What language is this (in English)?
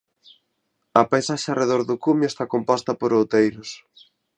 Galician